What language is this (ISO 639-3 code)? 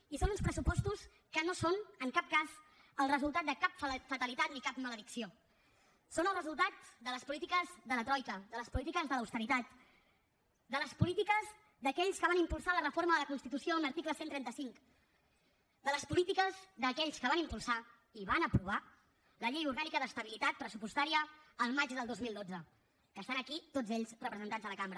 cat